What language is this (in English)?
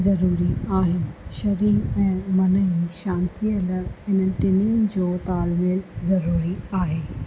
Sindhi